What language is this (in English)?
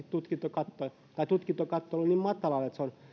Finnish